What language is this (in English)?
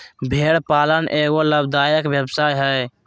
Magahi